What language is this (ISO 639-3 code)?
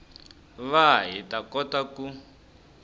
tso